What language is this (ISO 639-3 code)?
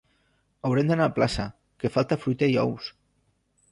cat